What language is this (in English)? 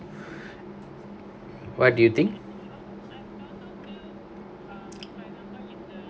English